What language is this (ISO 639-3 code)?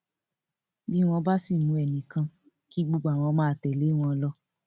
yor